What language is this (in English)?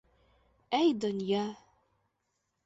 Bashkir